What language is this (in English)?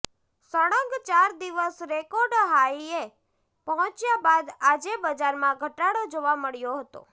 Gujarati